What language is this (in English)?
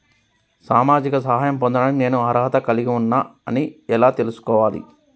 Telugu